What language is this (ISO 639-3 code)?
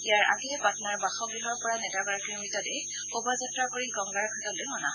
asm